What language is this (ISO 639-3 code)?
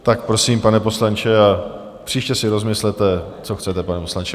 ces